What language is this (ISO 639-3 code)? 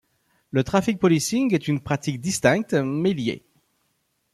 fra